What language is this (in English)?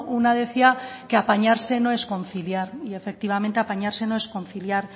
Spanish